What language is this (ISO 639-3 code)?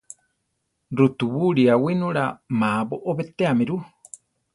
tar